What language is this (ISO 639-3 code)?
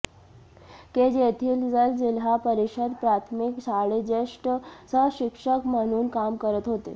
mar